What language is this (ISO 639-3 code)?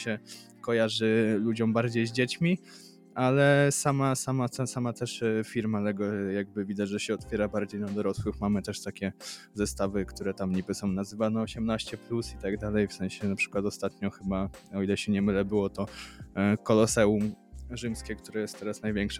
pol